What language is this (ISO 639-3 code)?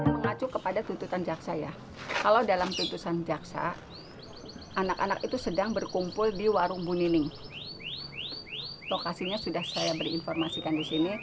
ind